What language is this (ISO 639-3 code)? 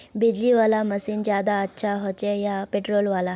mag